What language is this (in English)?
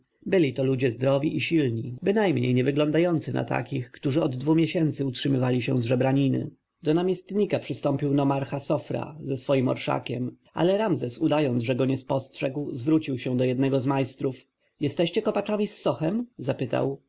Polish